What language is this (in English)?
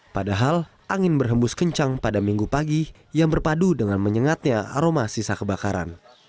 Indonesian